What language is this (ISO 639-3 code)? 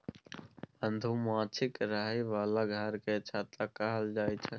mai